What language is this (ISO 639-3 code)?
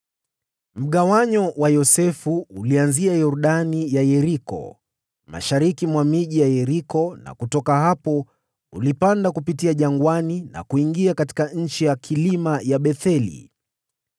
swa